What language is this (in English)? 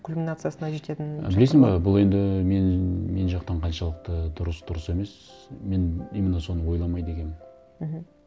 Kazakh